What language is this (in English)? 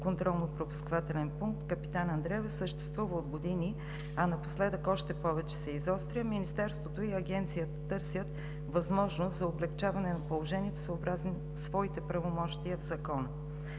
Bulgarian